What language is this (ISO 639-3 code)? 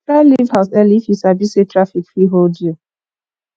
pcm